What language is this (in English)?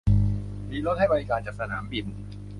Thai